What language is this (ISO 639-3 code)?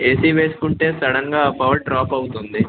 tel